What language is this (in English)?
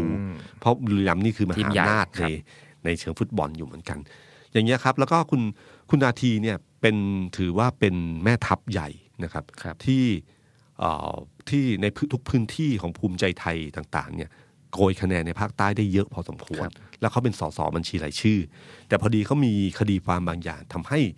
Thai